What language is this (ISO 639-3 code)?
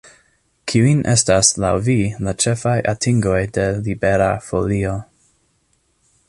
epo